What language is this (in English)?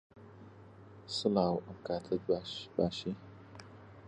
Central Kurdish